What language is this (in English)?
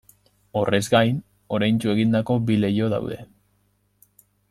Basque